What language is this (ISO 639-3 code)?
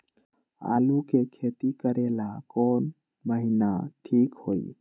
mag